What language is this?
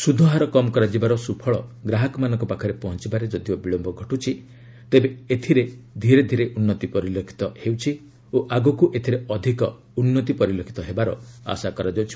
Odia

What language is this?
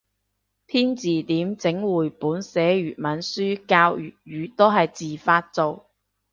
Cantonese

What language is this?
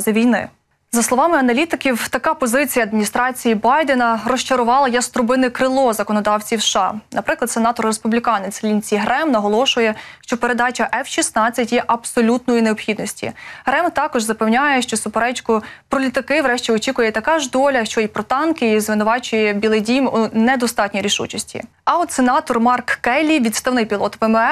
Ukrainian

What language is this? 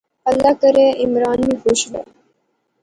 Pahari-Potwari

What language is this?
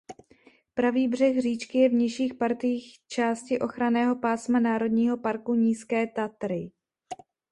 Czech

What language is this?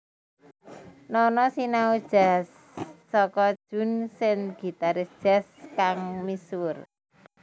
Javanese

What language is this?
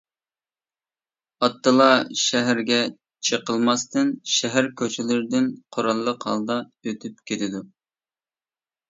Uyghur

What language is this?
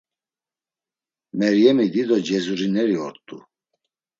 Laz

